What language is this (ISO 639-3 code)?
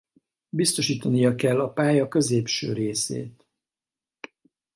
hun